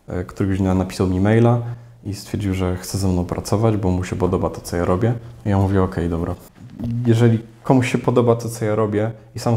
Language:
Polish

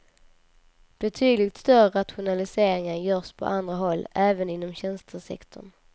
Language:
Swedish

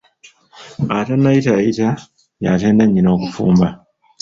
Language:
Ganda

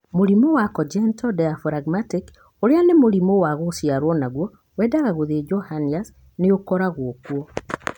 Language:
Kikuyu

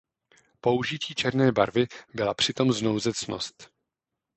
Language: Czech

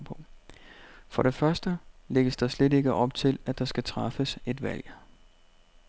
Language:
Danish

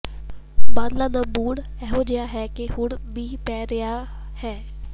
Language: Punjabi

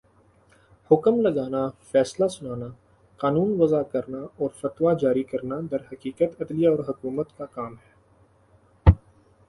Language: Urdu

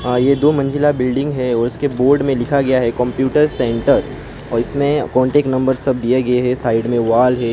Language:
Hindi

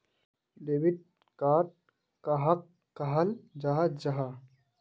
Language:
Magahi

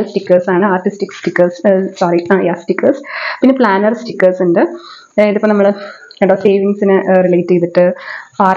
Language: Malayalam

